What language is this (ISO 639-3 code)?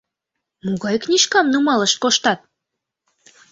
chm